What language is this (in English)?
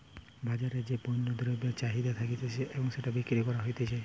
Bangla